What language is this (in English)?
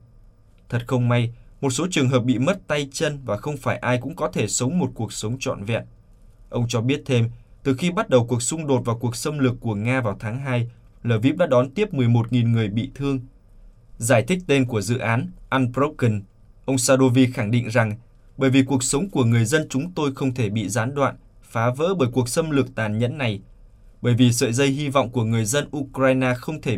Vietnamese